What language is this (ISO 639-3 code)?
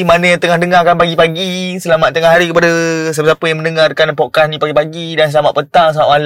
msa